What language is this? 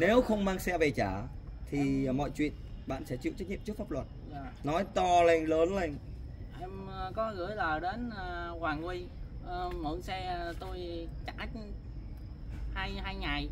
Vietnamese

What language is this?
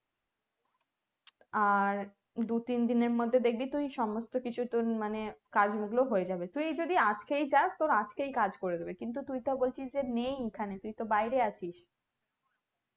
Bangla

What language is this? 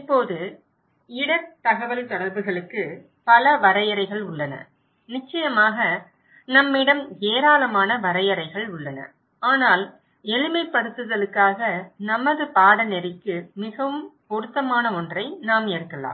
Tamil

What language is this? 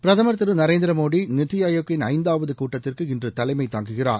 Tamil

